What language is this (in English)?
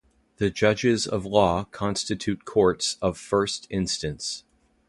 English